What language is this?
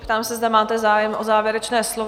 Czech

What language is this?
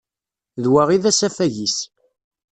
Kabyle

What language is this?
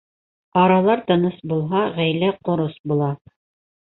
Bashkir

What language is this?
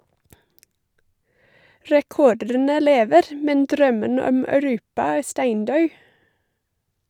Norwegian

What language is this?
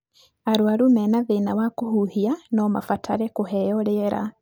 Kikuyu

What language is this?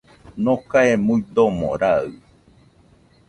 Nüpode Huitoto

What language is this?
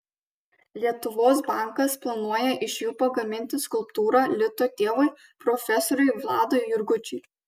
Lithuanian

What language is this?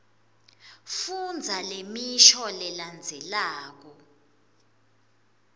Swati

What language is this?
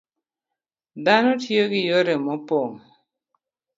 Luo (Kenya and Tanzania)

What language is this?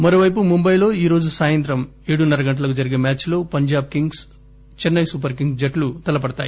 Telugu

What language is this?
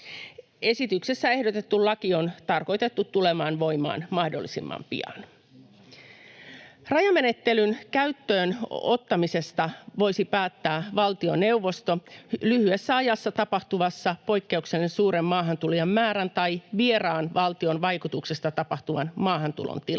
Finnish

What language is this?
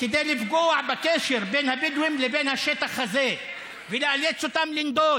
Hebrew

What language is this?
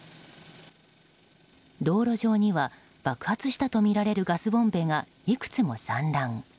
Japanese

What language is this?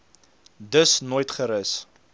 Afrikaans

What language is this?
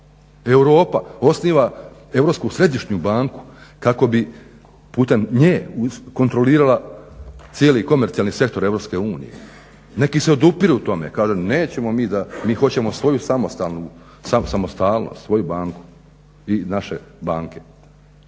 Croatian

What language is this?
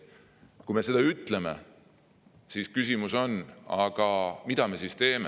Estonian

